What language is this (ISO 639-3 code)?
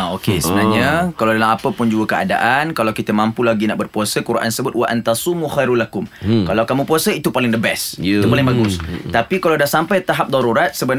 msa